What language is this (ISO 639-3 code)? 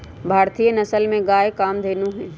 mag